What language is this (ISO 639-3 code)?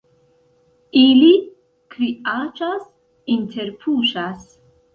epo